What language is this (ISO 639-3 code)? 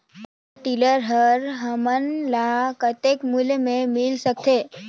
hne